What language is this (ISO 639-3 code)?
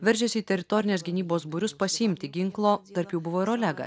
lit